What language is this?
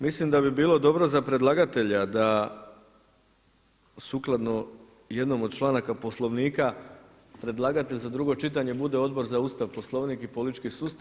Croatian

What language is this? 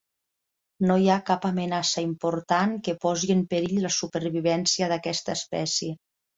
Catalan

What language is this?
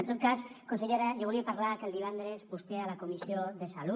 Catalan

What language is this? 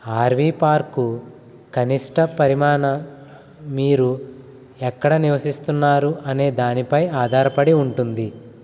Telugu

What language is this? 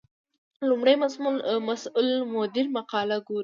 Pashto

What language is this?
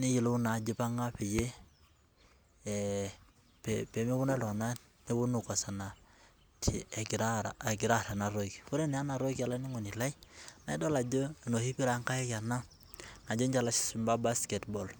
Masai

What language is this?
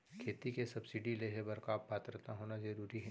Chhattisgarhi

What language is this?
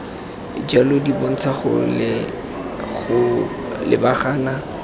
Tswana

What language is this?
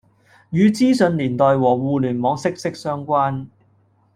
Cantonese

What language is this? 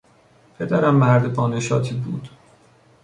Persian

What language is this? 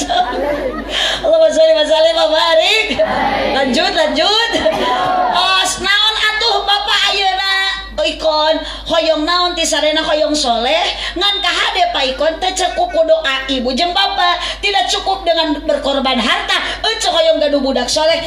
Indonesian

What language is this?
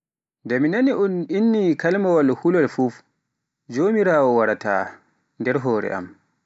Pular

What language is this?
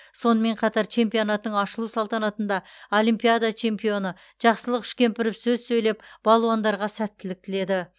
Kazakh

